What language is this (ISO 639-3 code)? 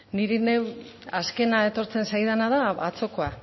eus